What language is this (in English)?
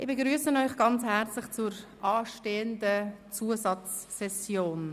Swiss German